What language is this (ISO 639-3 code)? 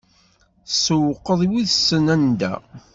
kab